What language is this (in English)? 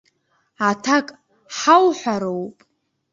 Abkhazian